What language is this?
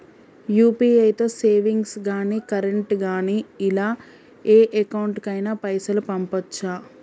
Telugu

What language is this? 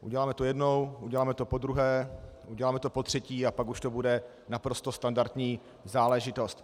Czech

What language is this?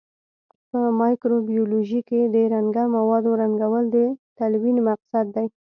Pashto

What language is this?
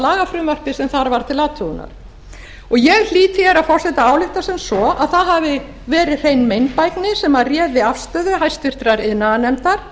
Icelandic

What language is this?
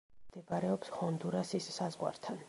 Georgian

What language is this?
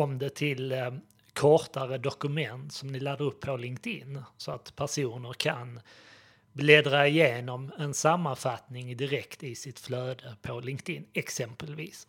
Swedish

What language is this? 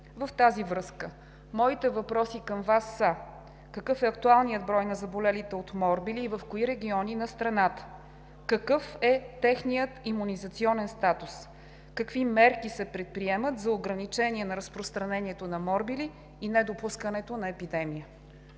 Bulgarian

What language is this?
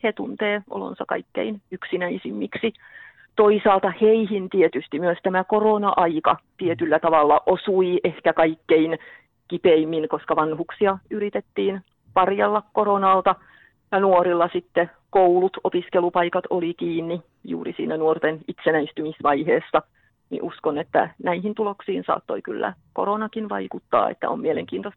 Finnish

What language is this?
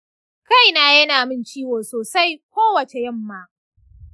Hausa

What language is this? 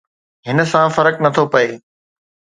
Sindhi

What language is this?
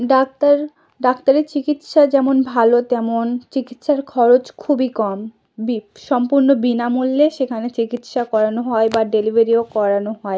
Bangla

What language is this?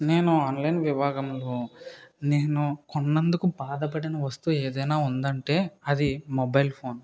Telugu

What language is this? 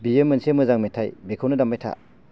Bodo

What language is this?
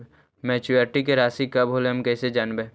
Magahi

